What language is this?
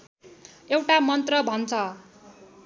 Nepali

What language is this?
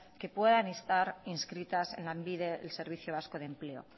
Spanish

